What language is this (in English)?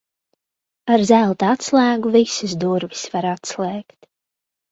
Latvian